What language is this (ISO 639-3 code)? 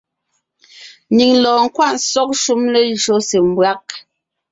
nnh